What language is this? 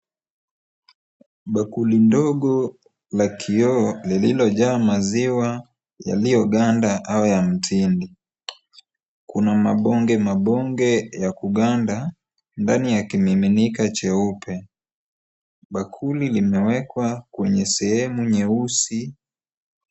Swahili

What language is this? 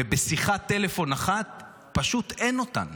Hebrew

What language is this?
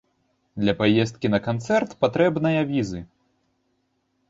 Belarusian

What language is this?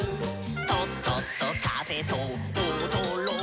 Japanese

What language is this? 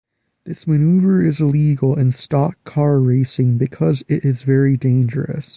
English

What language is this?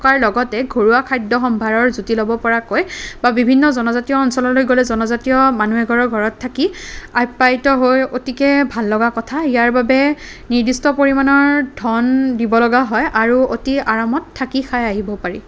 Assamese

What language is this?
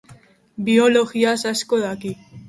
Basque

